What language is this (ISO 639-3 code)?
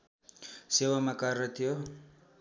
nep